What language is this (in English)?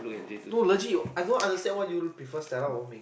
English